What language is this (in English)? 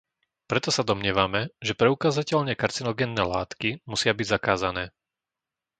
Slovak